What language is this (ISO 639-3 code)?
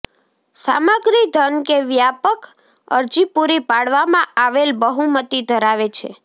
guj